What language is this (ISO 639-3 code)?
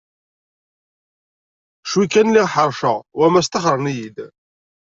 kab